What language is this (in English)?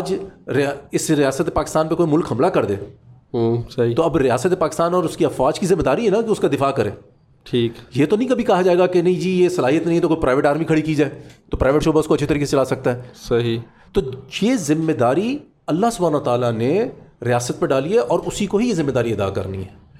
Urdu